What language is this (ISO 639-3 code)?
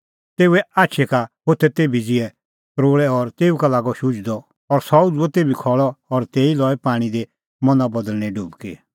kfx